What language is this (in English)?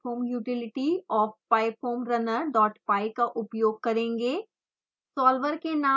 Hindi